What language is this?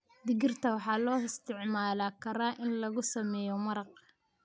Somali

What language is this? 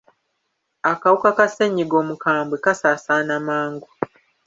Ganda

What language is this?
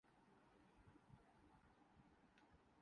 Urdu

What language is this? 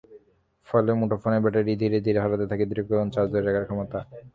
Bangla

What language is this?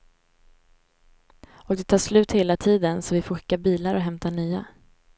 Swedish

